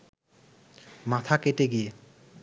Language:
Bangla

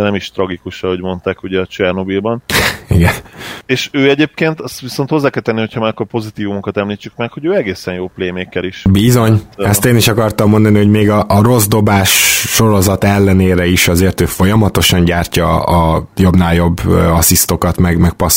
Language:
Hungarian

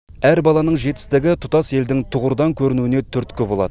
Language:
Kazakh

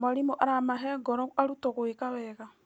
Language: Kikuyu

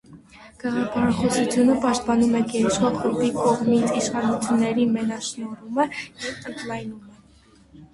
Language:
Armenian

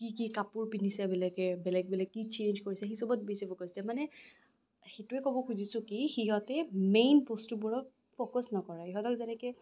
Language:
Assamese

